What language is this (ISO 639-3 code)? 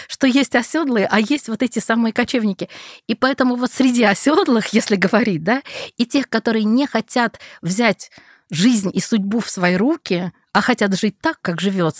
rus